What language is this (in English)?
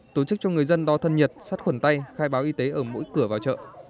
Vietnamese